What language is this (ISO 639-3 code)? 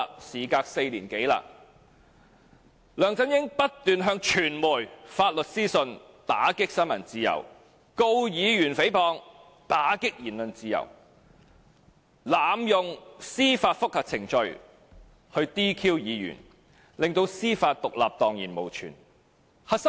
yue